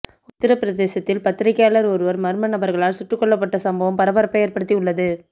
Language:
Tamil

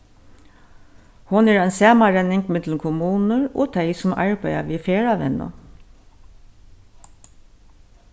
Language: Faroese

